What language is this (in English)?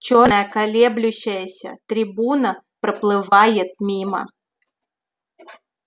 Russian